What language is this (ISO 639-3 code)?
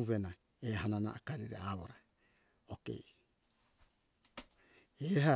hkk